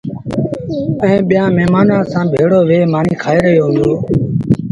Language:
Sindhi Bhil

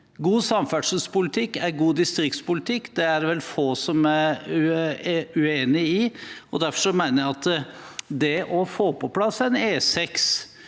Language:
Norwegian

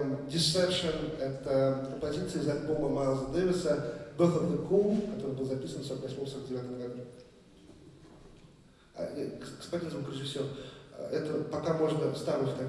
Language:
Russian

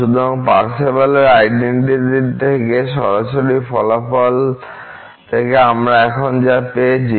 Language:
Bangla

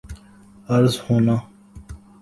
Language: Urdu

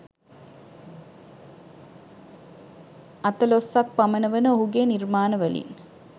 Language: Sinhala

